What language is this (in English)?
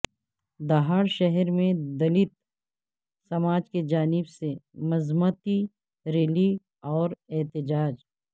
Urdu